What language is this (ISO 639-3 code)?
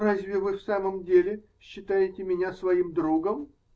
rus